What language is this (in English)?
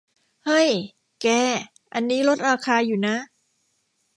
Thai